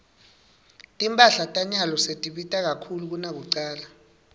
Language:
Swati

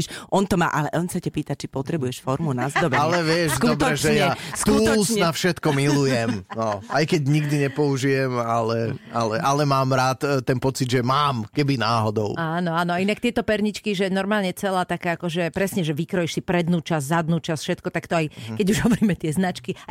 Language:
Slovak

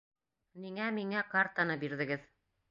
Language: Bashkir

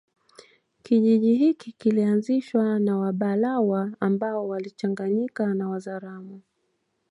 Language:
Swahili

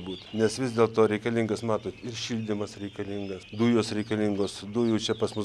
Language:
Lithuanian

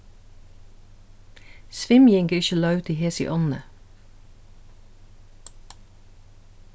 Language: Faroese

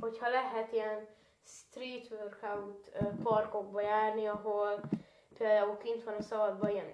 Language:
Hungarian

